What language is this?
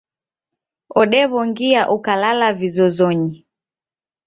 Taita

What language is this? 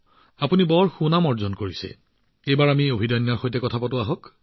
Assamese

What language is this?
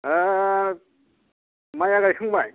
Bodo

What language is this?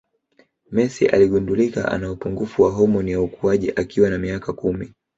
Swahili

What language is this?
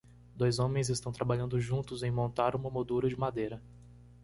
Portuguese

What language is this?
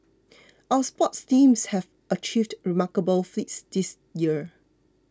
English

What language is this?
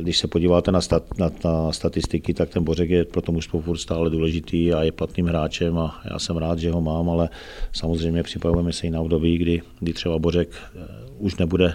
Czech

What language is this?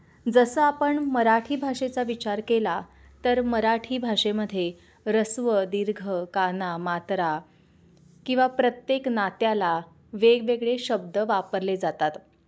Marathi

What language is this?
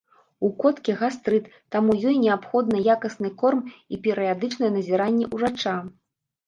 Belarusian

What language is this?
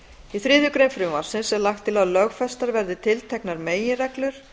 Icelandic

